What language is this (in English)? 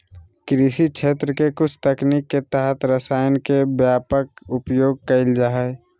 Magahi